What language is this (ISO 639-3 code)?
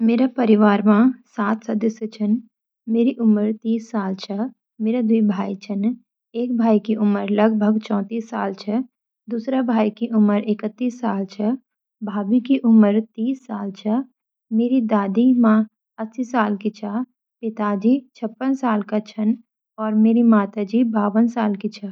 gbm